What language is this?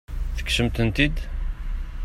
Kabyle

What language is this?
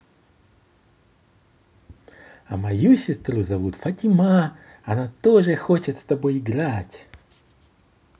Russian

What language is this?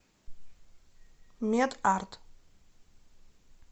Russian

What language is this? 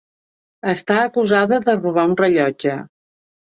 Catalan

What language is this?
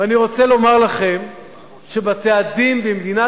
Hebrew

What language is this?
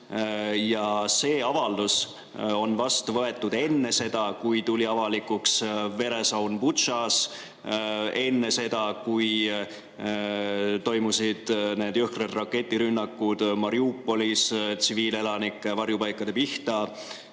Estonian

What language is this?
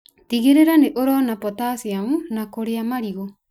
Kikuyu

